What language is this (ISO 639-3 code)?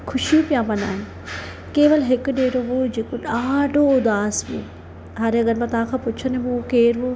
snd